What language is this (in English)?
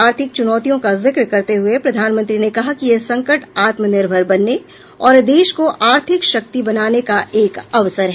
Hindi